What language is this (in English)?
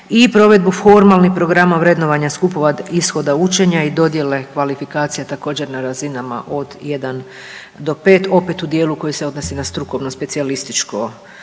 Croatian